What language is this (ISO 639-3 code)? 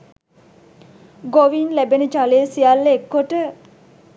sin